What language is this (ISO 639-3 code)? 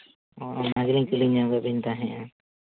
sat